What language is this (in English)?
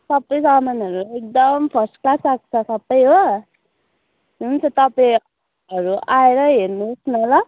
Nepali